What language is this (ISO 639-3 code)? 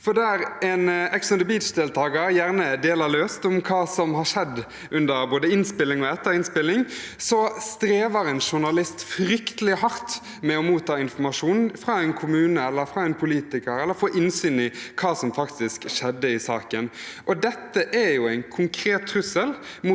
nor